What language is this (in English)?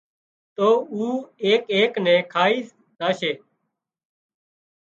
Wadiyara Koli